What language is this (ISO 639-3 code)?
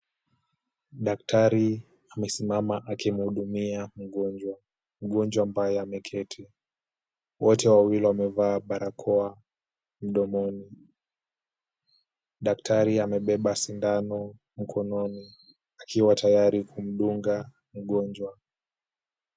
swa